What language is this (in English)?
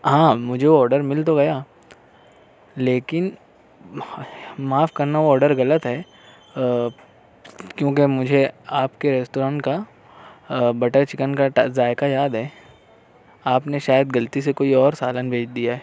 Urdu